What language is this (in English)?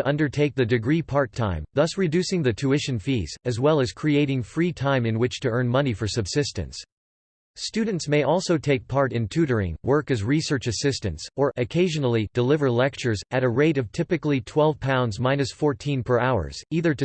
English